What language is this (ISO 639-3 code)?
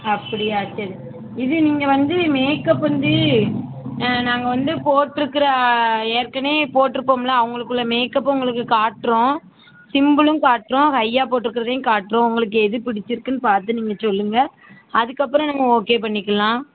tam